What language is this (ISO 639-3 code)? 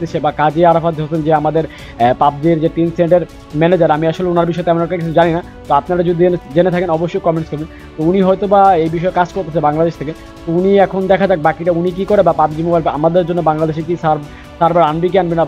hin